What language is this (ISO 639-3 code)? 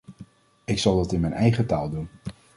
nld